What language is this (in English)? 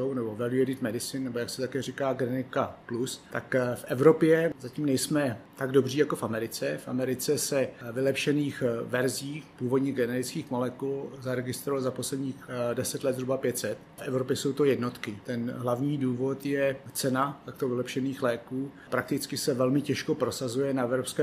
Czech